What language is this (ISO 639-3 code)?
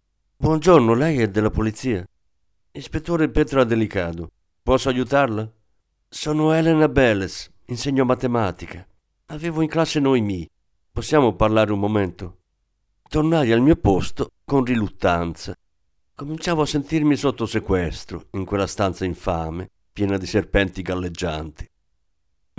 ita